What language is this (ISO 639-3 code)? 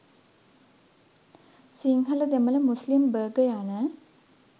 sin